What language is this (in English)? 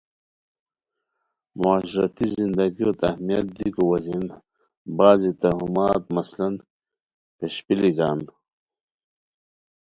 Khowar